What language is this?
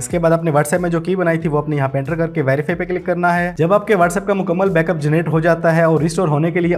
Hindi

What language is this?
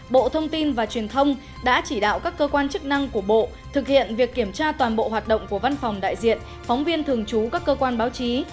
Vietnamese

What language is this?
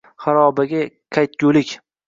Uzbek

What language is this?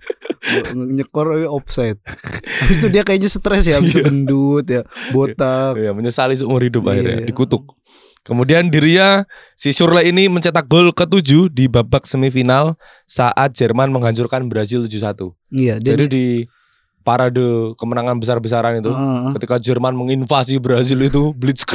Indonesian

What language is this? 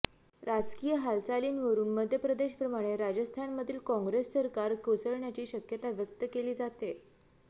Marathi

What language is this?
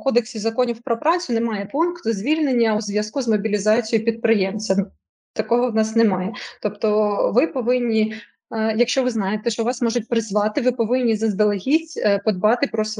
Ukrainian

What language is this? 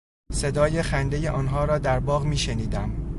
Persian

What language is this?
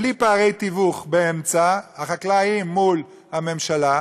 Hebrew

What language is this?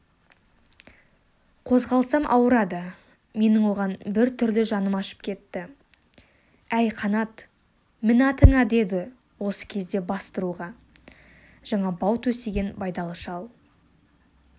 Kazakh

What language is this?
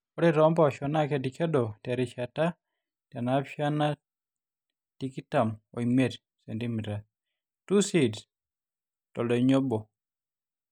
Masai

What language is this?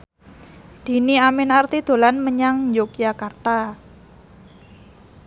Javanese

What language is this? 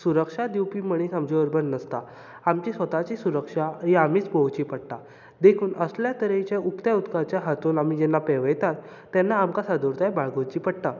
Konkani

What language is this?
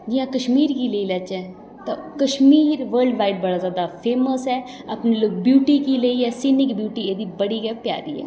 Dogri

